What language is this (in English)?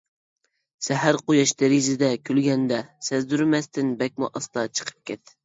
Uyghur